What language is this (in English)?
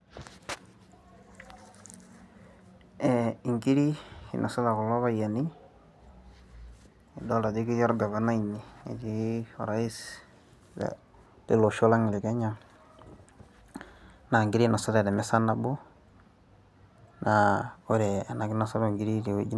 Masai